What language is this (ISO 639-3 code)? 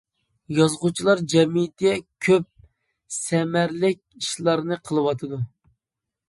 uig